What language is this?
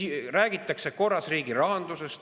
Estonian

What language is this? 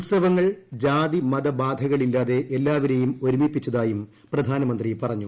Malayalam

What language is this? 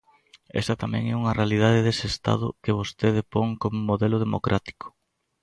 Galician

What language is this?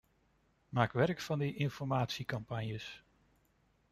Dutch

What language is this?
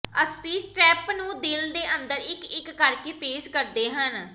Punjabi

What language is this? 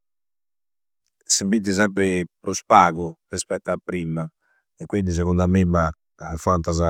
Campidanese Sardinian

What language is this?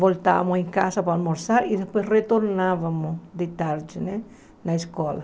Portuguese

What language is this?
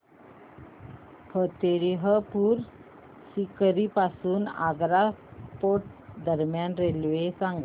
Marathi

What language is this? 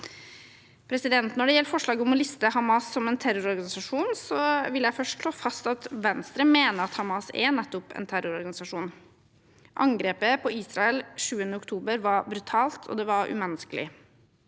Norwegian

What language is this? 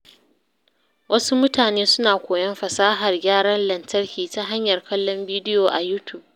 Hausa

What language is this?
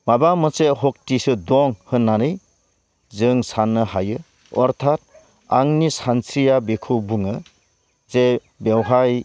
Bodo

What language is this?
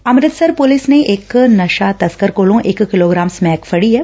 Punjabi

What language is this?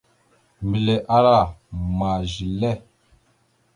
Mada (Cameroon)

